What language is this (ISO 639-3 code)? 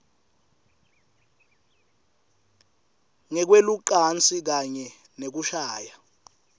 ssw